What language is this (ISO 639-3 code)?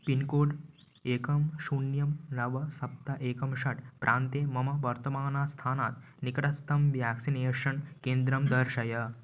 san